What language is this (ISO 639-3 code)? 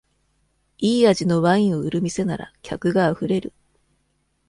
jpn